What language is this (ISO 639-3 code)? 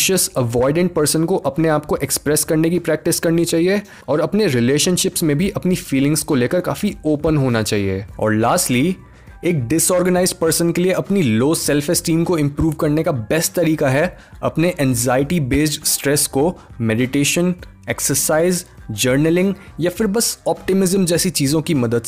hin